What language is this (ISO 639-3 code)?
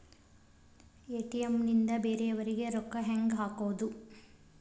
kan